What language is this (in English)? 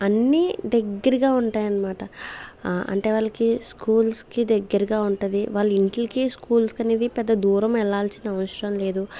Telugu